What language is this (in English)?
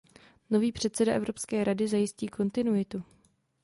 Czech